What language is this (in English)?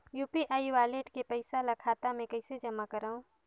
Chhattisgarhi